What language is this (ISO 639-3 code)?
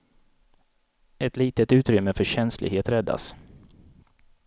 swe